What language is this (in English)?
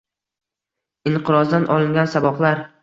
Uzbek